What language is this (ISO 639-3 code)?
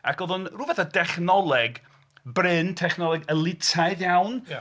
cym